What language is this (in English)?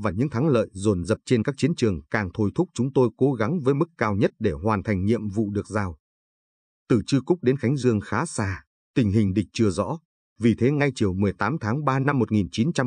Vietnamese